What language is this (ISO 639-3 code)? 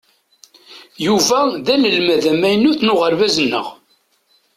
kab